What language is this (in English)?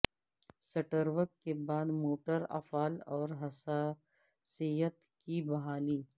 Urdu